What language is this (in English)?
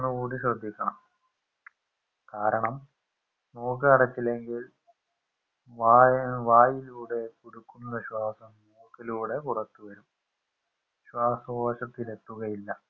Malayalam